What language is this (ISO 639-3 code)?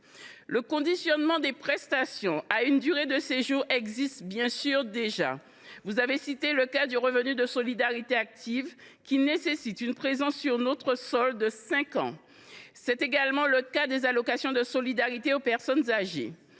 fra